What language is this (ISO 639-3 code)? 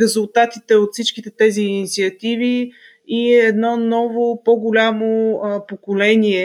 bul